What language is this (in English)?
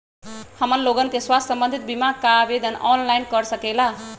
Magahi